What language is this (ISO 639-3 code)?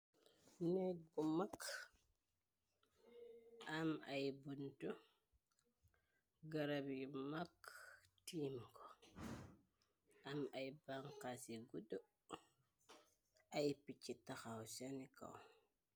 wol